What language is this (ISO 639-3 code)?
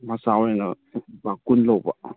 mni